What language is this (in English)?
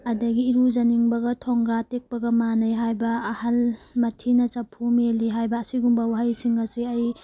Manipuri